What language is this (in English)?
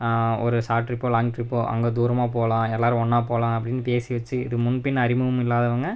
Tamil